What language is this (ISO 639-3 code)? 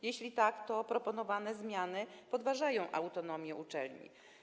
pol